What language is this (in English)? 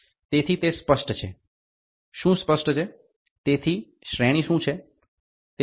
Gujarati